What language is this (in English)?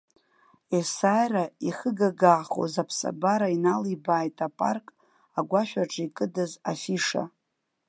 Abkhazian